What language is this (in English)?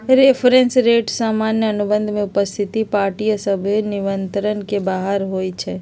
Magahi